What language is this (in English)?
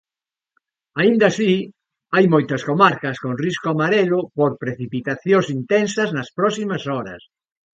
Galician